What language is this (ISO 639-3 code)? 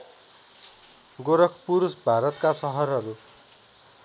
nep